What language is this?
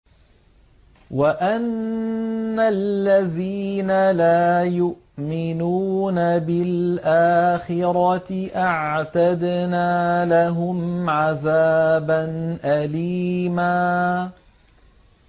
Arabic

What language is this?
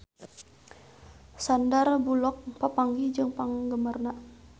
Sundanese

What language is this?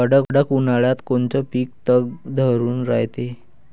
Marathi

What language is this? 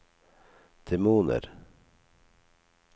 Norwegian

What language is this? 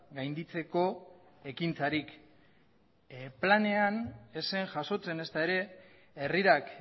Basque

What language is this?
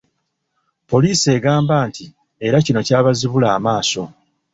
Ganda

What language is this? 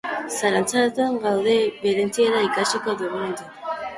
Basque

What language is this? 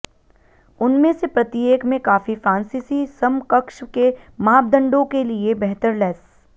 Hindi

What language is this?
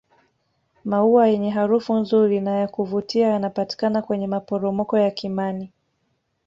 Swahili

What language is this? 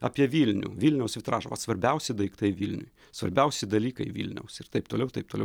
Lithuanian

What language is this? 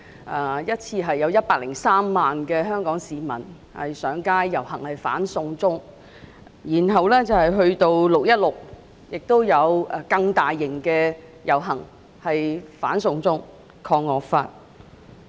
Cantonese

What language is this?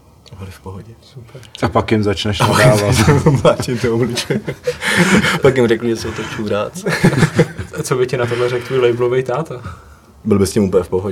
Czech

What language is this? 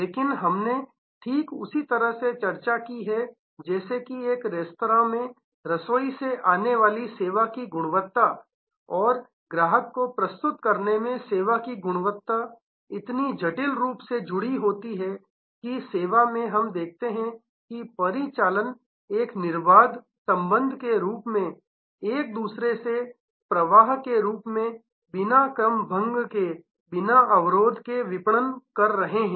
Hindi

